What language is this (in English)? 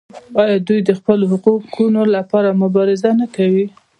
Pashto